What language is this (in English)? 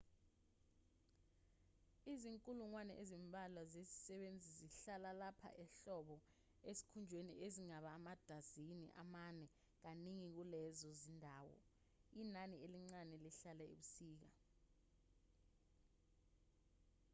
Zulu